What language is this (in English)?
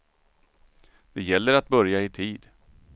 Swedish